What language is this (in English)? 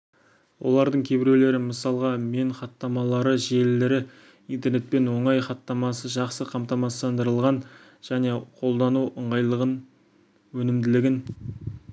Kazakh